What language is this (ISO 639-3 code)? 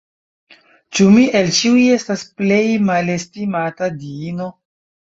epo